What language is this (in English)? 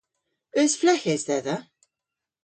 Cornish